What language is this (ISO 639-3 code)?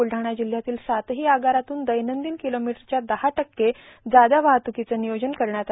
mar